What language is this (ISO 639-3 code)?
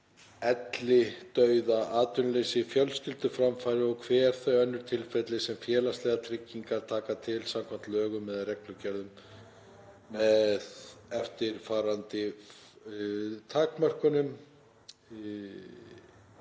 isl